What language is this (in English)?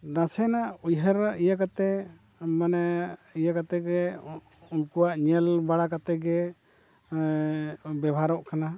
Santali